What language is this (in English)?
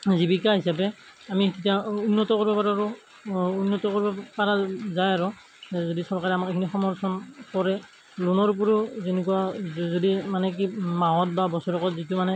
Assamese